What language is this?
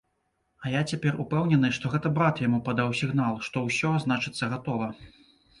Belarusian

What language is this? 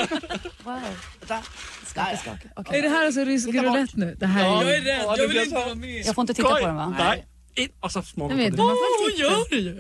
Swedish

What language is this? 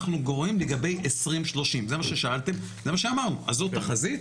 Hebrew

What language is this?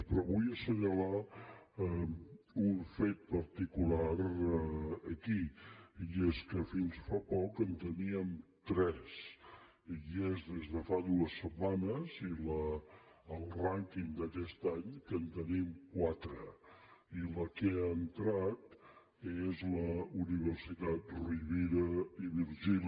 Catalan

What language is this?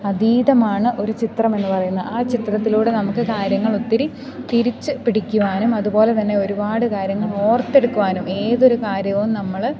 Malayalam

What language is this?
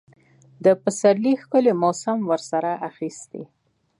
Pashto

